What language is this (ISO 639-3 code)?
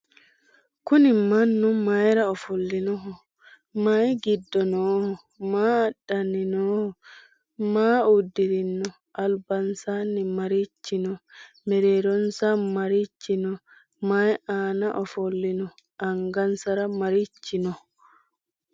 sid